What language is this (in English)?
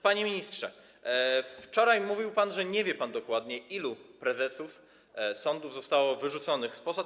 Polish